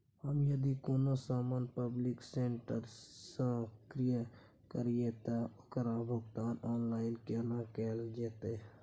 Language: Maithili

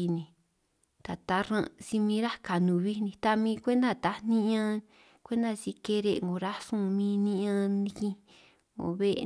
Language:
San Martín Itunyoso Triqui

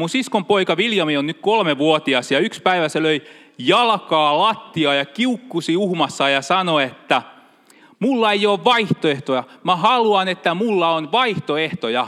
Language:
Finnish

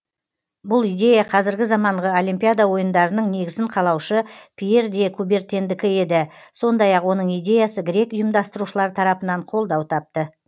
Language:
Kazakh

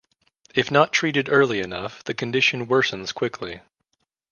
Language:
English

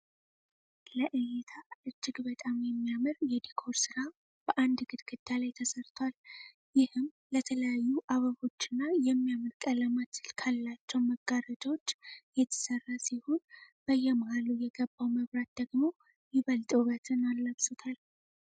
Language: Amharic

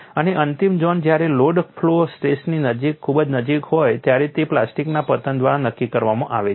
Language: Gujarati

